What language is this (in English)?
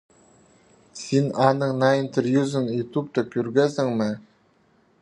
Khakas